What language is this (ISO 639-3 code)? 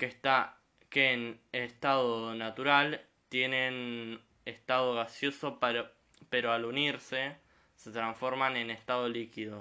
spa